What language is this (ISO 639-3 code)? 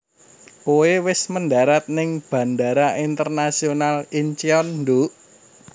jav